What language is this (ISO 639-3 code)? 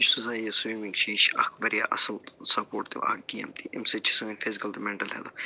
kas